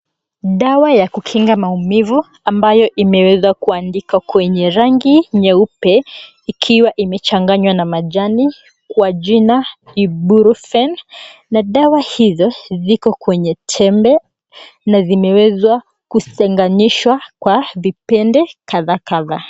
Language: Swahili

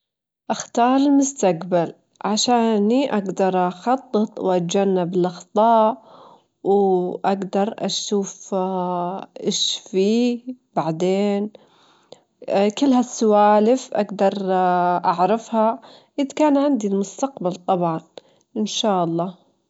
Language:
Gulf Arabic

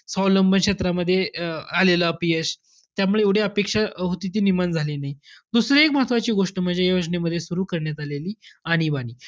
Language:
Marathi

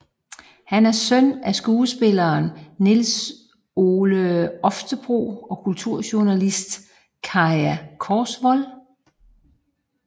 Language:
Danish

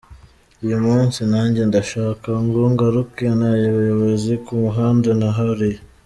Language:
Kinyarwanda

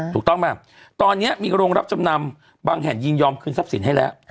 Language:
Thai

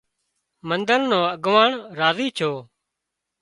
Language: Wadiyara Koli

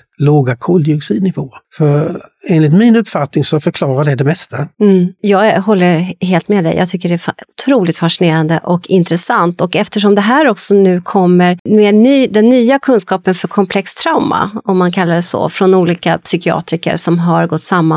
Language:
Swedish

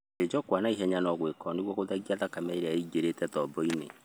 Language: Kikuyu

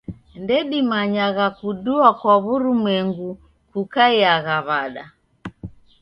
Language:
Taita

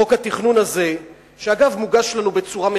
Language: Hebrew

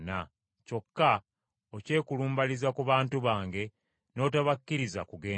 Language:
Ganda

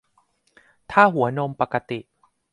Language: Thai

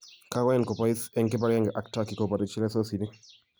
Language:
Kalenjin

